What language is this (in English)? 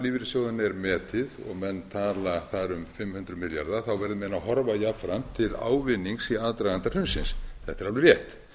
Icelandic